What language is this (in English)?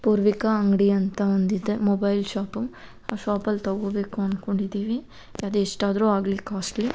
Kannada